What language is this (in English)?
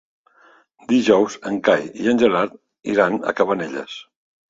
Catalan